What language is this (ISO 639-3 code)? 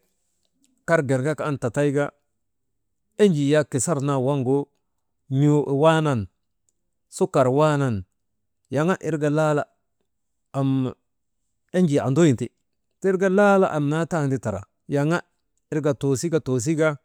mde